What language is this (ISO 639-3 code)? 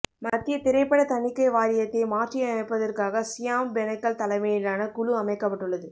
tam